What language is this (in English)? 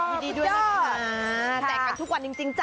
Thai